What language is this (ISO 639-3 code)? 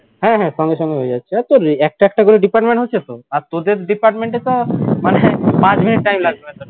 ben